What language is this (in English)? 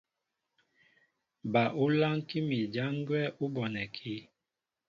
Mbo (Cameroon)